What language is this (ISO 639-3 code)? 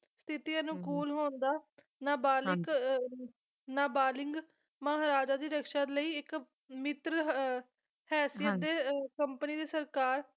pan